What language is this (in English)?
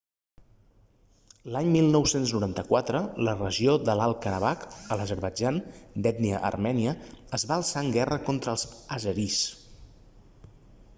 Catalan